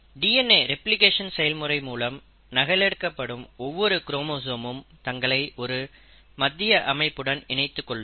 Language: Tamil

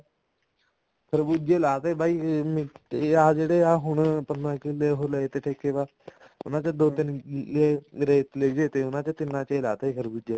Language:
Punjabi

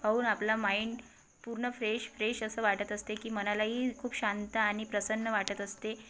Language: Marathi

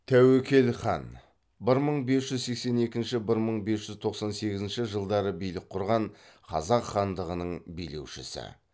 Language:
Kazakh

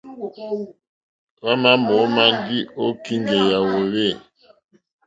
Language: Mokpwe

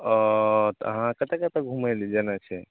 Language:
Maithili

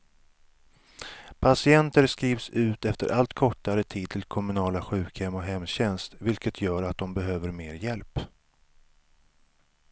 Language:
Swedish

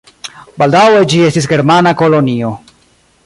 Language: Esperanto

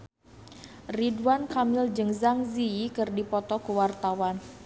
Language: Sundanese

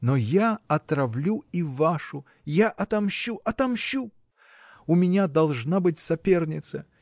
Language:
Russian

